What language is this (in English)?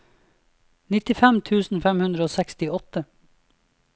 Norwegian